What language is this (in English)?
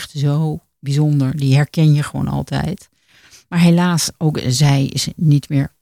Dutch